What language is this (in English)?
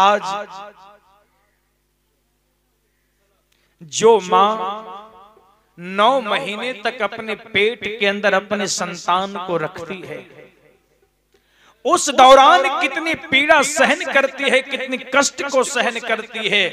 Hindi